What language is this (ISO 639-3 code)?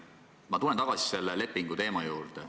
est